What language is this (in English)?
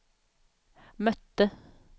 Swedish